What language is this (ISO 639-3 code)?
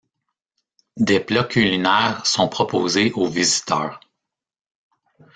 fra